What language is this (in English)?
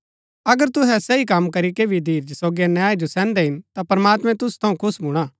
Gaddi